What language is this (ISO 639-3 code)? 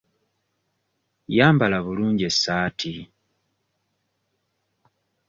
lug